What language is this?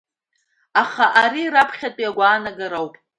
Abkhazian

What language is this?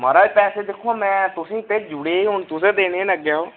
Dogri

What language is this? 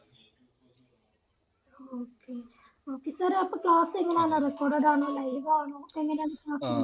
Malayalam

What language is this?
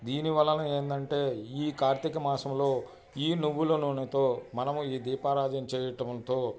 Telugu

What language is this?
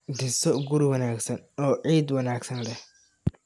Somali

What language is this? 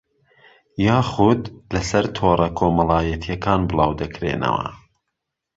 Central Kurdish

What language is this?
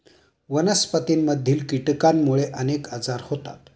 Marathi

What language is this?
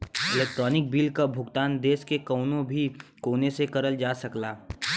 Bhojpuri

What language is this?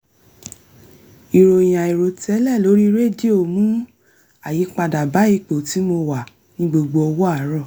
Yoruba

